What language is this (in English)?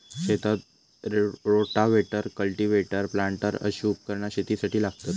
Marathi